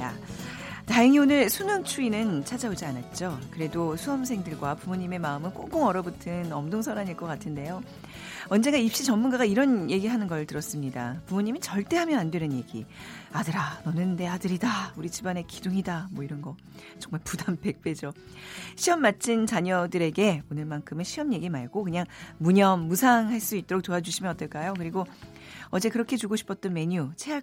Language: Korean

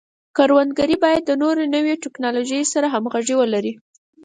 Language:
Pashto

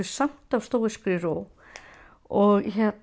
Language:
Icelandic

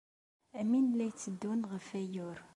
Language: Kabyle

